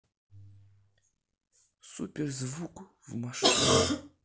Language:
Russian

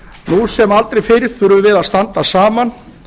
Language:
Icelandic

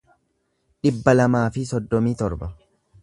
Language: Oromo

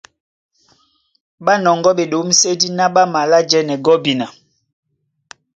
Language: Duala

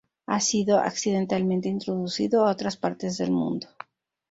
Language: Spanish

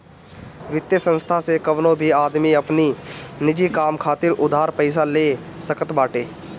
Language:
Bhojpuri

